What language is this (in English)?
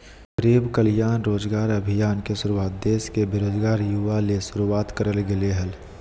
Magahi